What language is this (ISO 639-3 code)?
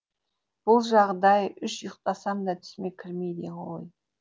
kaz